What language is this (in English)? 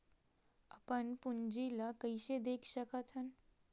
Chhattisgarhi